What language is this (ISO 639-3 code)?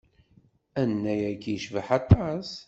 kab